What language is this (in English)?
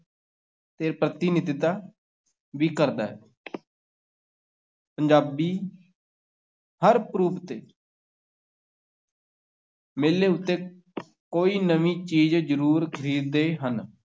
Punjabi